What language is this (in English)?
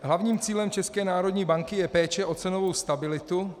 Czech